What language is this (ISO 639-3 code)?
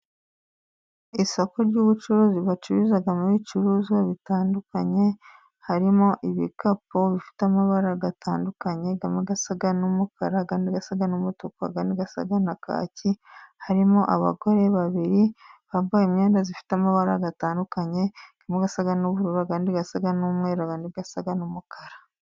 kin